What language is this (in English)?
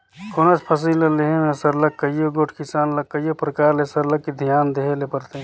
Chhattisgarhi